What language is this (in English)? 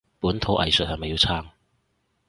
Cantonese